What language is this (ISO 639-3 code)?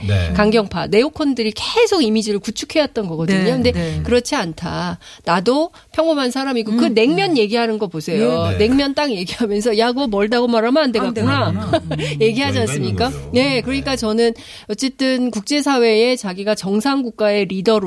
kor